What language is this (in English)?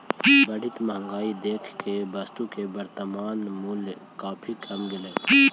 Magahi